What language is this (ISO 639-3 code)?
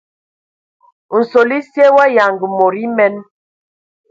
ewo